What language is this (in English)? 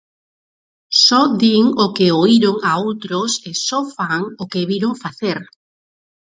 Galician